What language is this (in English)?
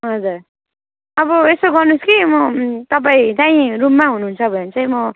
Nepali